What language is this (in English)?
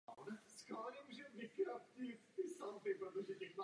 Czech